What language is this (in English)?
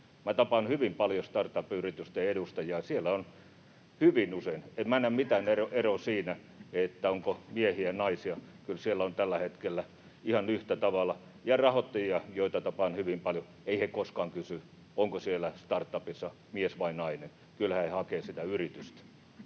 Finnish